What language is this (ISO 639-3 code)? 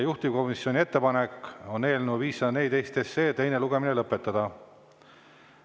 est